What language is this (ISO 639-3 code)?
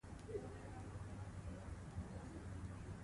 pus